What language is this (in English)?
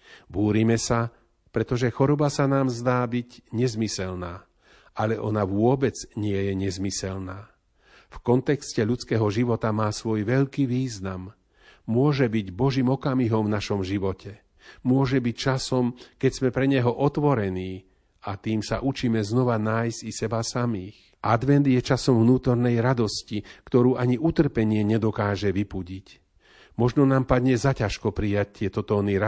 Slovak